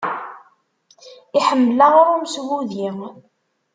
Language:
Kabyle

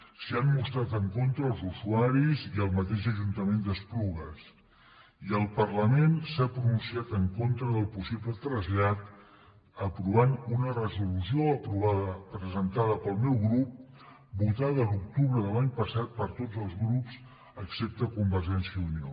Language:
Catalan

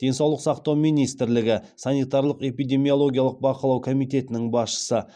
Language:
Kazakh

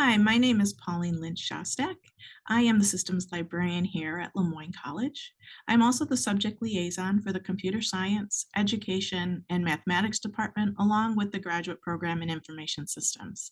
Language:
English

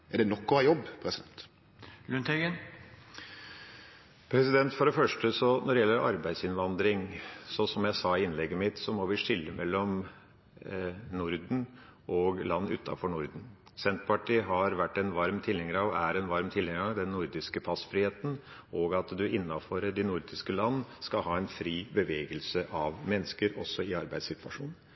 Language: Norwegian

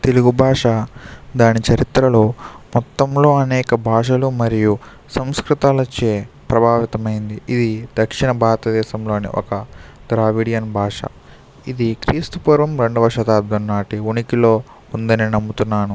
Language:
Telugu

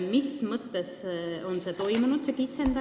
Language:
Estonian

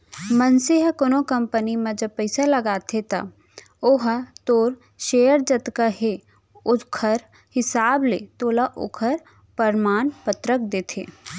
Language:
Chhattisgarhi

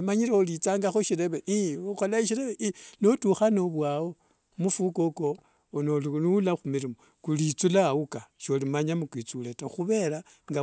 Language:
Wanga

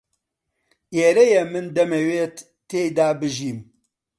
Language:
Central Kurdish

